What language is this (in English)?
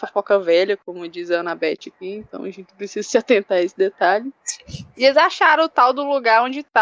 Portuguese